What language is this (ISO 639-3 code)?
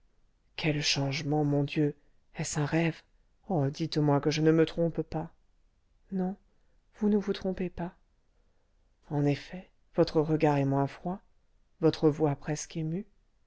fra